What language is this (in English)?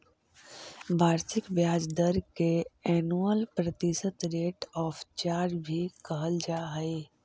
Magahi